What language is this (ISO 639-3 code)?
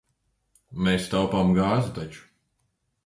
lav